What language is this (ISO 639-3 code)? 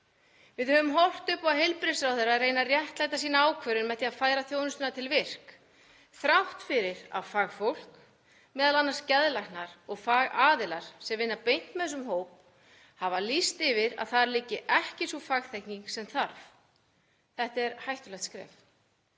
isl